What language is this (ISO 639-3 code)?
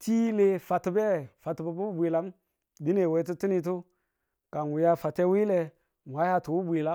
tul